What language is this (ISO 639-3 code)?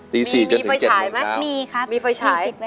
tha